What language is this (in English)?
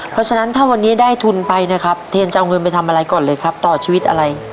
Thai